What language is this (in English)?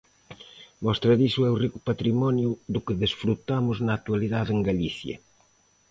Galician